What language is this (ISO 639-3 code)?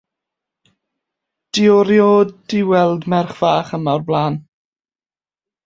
cym